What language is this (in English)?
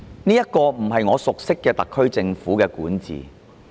Cantonese